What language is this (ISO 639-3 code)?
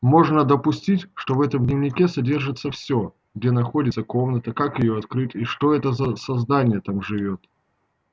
rus